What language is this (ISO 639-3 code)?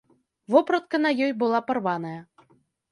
bel